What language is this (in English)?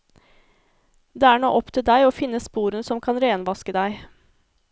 Norwegian